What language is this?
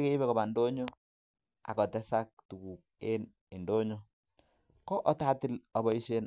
Kalenjin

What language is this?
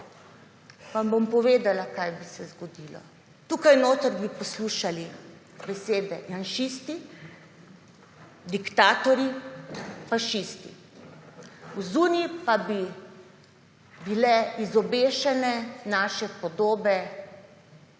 Slovenian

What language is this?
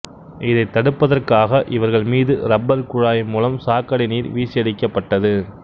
Tamil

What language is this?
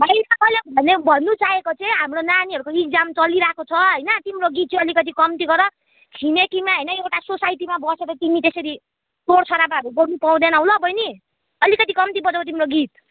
Nepali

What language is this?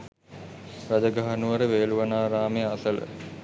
Sinhala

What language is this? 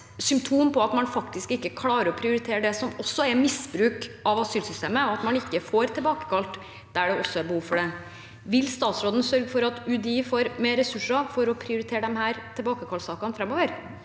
Norwegian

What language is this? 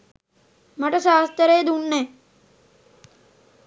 Sinhala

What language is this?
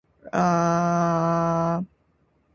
Indonesian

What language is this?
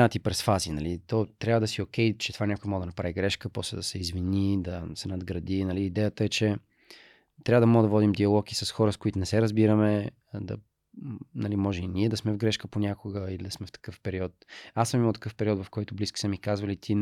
Bulgarian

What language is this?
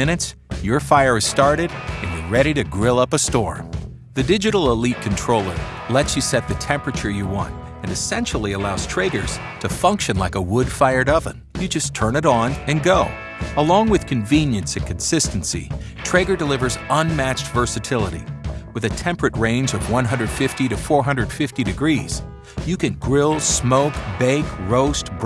English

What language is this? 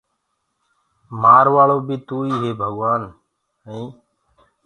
Gurgula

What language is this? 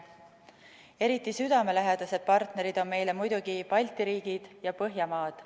Estonian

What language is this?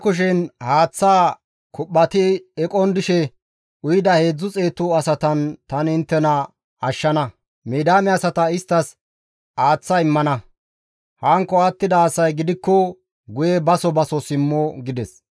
Gamo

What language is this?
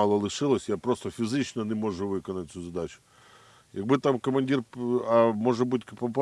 Ukrainian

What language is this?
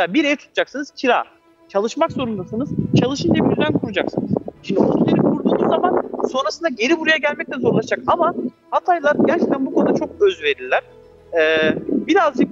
Turkish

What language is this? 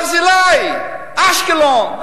Hebrew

